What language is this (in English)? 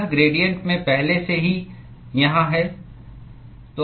Hindi